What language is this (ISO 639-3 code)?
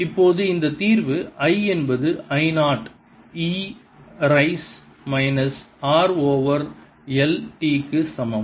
tam